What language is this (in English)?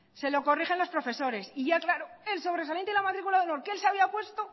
Spanish